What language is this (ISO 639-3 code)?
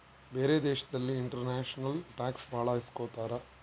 kan